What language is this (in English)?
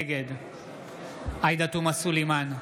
Hebrew